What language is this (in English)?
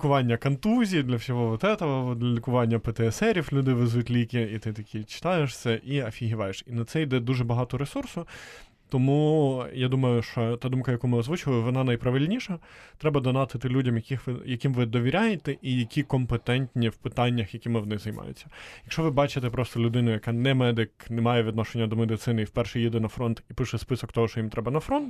Ukrainian